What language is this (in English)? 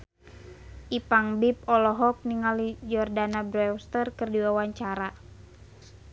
Sundanese